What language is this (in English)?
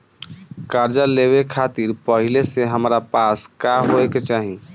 Bhojpuri